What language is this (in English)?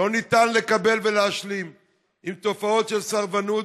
Hebrew